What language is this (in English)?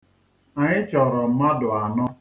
Igbo